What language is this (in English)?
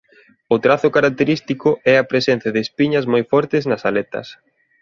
Galician